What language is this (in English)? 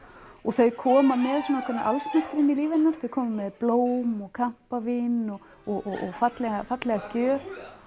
Icelandic